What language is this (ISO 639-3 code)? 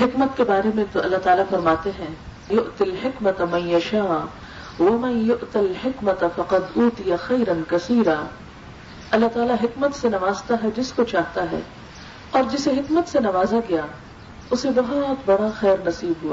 urd